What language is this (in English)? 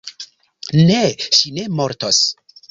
Esperanto